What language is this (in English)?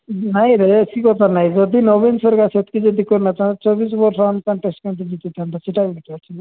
Odia